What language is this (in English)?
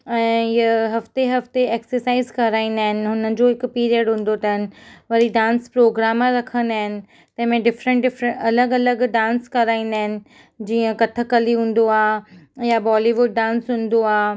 Sindhi